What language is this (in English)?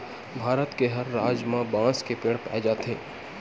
Chhattisgarhi